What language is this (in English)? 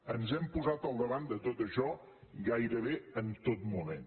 Catalan